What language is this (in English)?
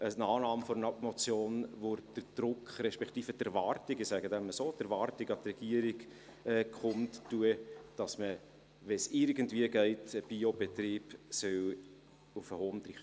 Swiss German